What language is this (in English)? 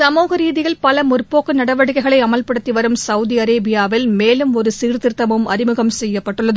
Tamil